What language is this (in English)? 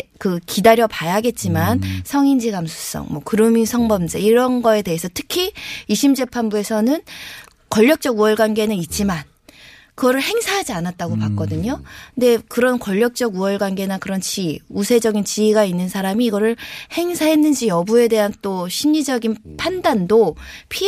Korean